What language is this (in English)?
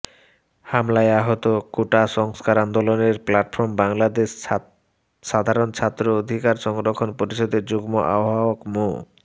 Bangla